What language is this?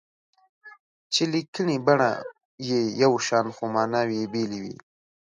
Pashto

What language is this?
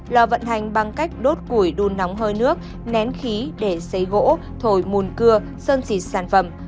Vietnamese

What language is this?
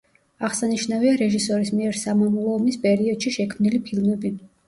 Georgian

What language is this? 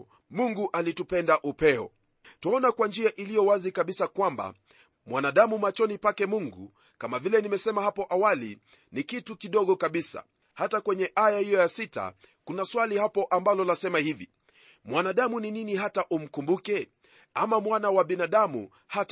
Swahili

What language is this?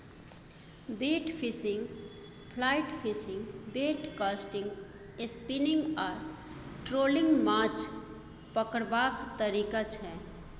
Maithili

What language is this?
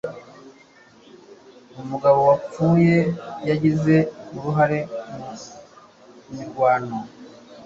Kinyarwanda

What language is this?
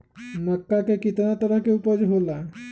Magahi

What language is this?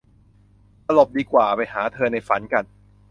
Thai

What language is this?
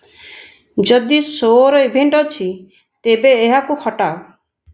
Odia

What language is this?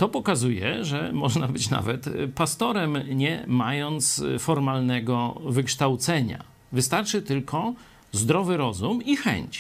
Polish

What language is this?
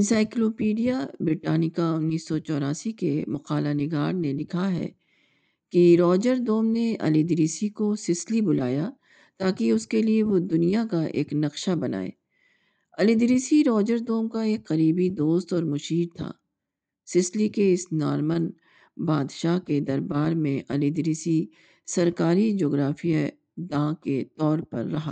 Urdu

